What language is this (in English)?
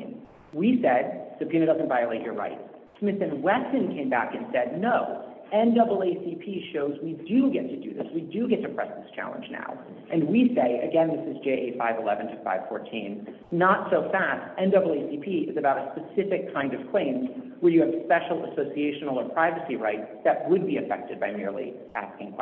English